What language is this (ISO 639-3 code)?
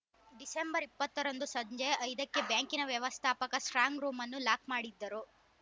kan